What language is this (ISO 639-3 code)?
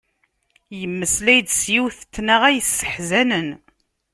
kab